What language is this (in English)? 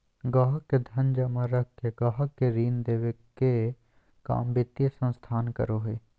Magahi